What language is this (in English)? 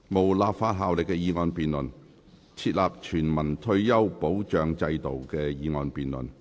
Cantonese